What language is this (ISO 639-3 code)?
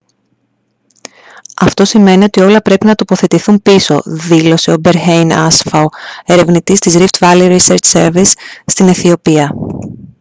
ell